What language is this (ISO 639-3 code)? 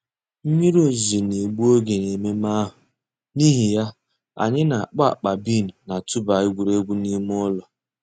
ibo